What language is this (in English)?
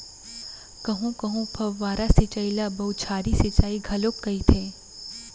Chhattisgarhi